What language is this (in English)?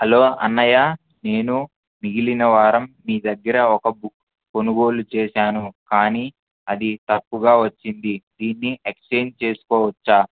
Telugu